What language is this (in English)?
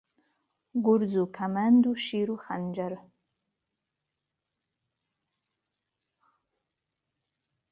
Central Kurdish